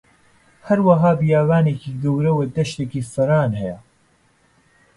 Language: Central Kurdish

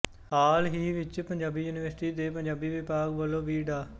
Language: Punjabi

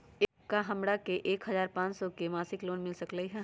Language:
Magahi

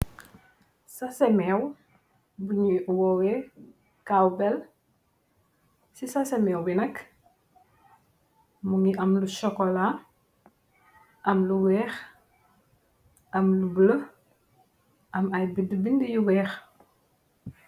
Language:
Wolof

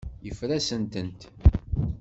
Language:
Kabyle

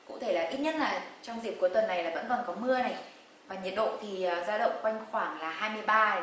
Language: Vietnamese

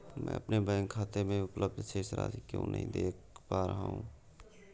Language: Hindi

